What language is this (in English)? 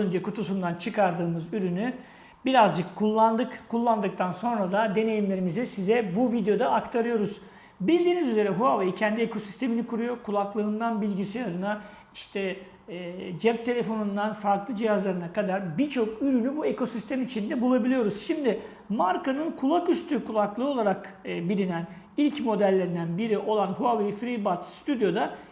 Turkish